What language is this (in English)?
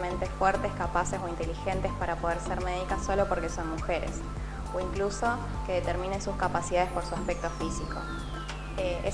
Spanish